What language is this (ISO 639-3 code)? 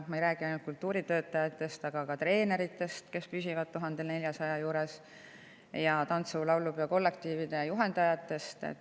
est